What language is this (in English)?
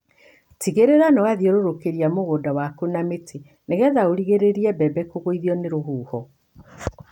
Kikuyu